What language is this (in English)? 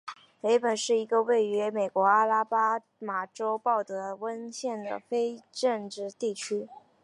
Chinese